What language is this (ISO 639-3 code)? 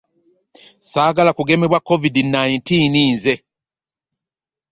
lug